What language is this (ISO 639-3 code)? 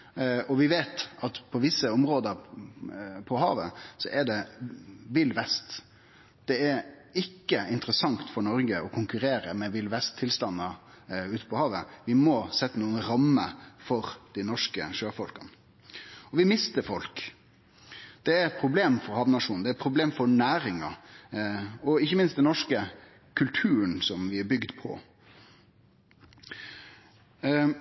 nno